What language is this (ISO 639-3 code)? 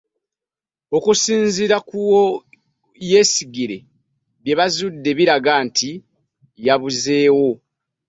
lug